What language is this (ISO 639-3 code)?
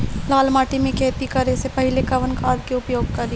bho